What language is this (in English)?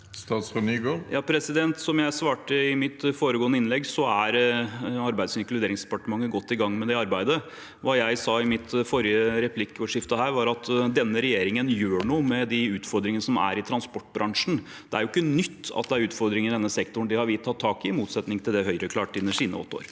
Norwegian